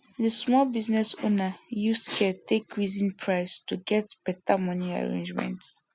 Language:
Nigerian Pidgin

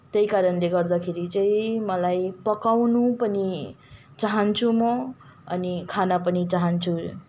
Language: Nepali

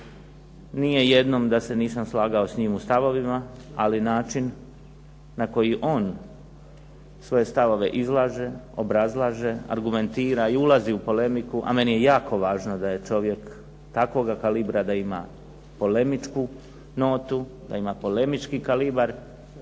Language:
Croatian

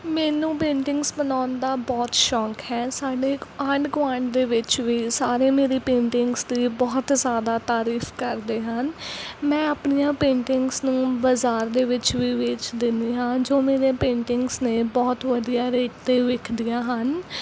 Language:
Punjabi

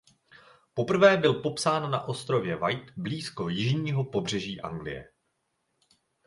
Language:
Czech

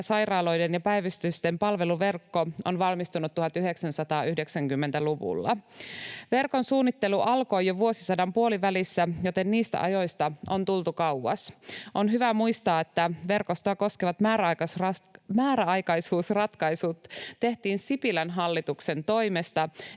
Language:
Finnish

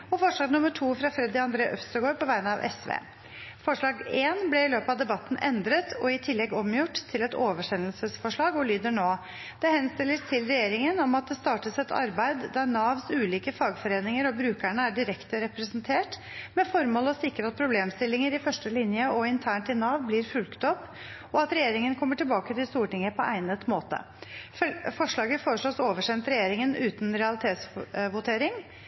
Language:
Norwegian Nynorsk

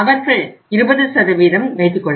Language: Tamil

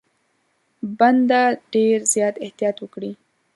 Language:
Pashto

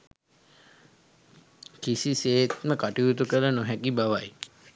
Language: Sinhala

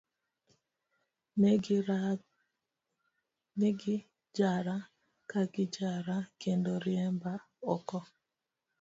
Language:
Luo (Kenya and Tanzania)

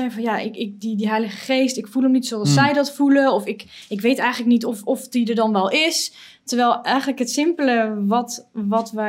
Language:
Dutch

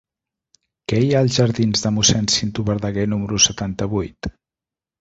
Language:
Catalan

